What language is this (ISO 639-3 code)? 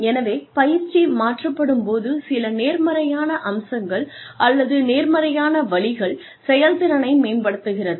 tam